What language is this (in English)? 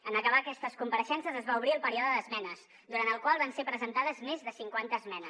Catalan